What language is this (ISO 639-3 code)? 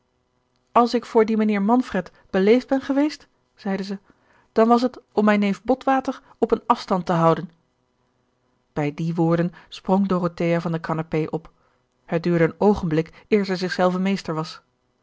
nld